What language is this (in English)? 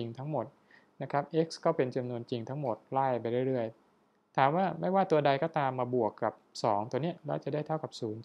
Thai